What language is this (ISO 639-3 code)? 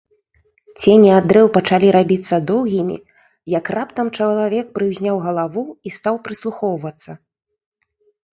bel